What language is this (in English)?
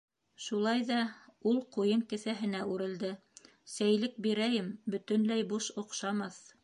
Bashkir